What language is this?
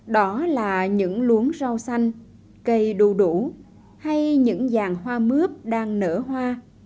Vietnamese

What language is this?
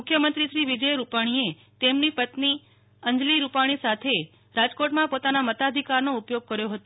Gujarati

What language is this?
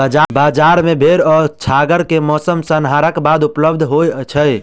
Maithili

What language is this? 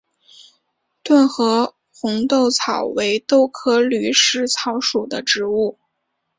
Chinese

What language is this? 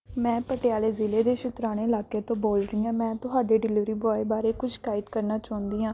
Punjabi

